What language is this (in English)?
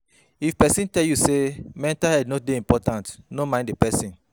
Nigerian Pidgin